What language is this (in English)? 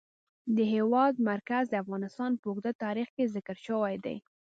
Pashto